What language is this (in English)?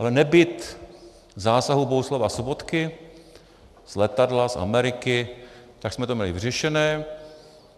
Czech